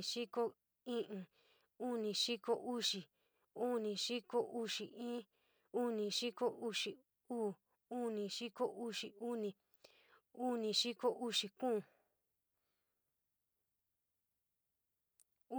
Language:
San Miguel El Grande Mixtec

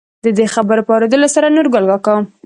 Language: Pashto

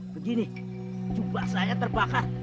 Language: Indonesian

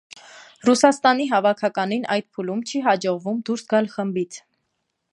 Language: Armenian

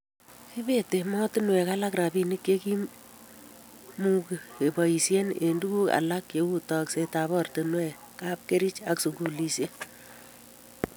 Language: Kalenjin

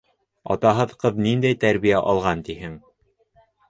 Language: Bashkir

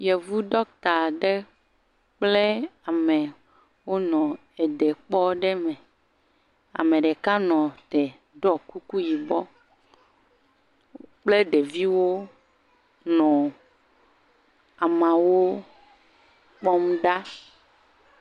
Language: Ewe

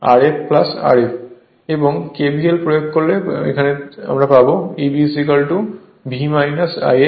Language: Bangla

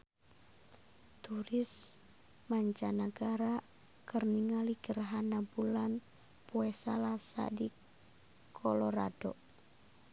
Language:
Sundanese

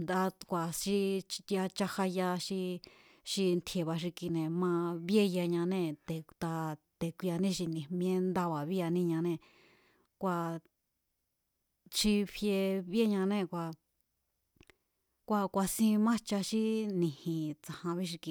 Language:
Mazatlán Mazatec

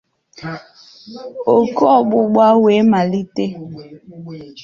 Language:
Igbo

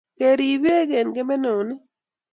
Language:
Kalenjin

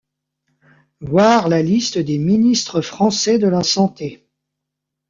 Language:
French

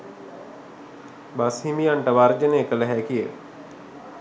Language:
Sinhala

